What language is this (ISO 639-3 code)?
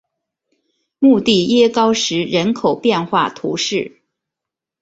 zho